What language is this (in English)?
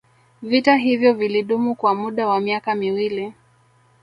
Swahili